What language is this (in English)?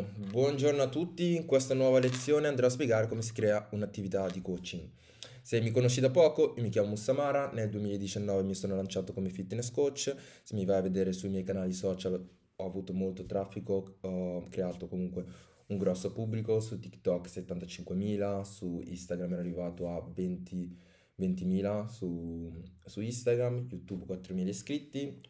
Italian